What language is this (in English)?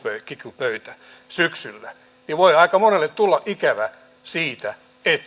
Finnish